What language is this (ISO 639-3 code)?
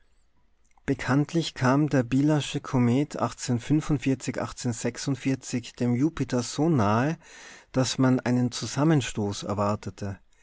deu